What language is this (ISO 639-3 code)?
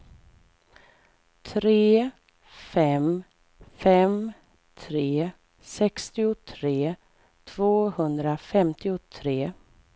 swe